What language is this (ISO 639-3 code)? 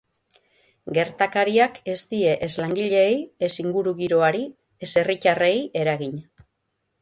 eus